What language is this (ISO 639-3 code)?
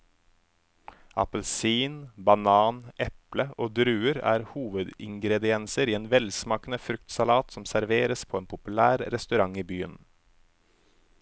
nor